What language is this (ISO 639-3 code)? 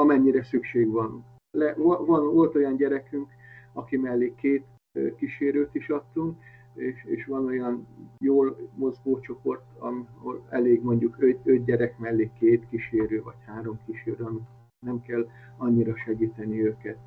hun